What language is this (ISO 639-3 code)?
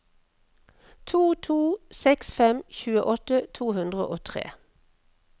nor